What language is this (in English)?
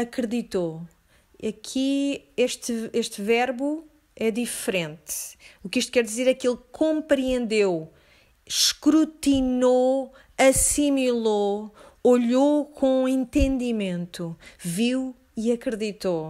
Portuguese